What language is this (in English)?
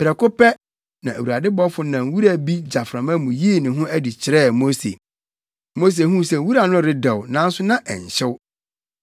Akan